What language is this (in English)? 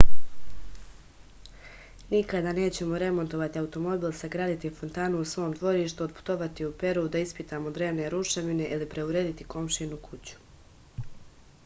Serbian